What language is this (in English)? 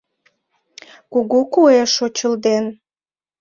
Mari